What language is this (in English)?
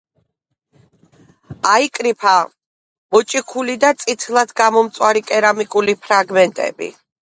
Georgian